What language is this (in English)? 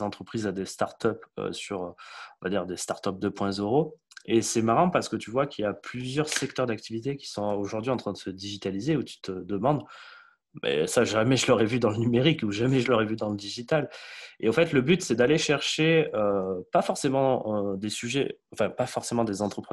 French